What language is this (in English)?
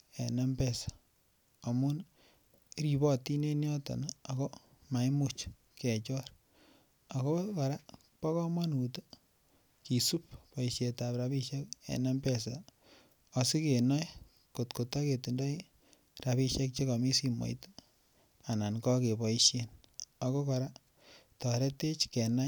Kalenjin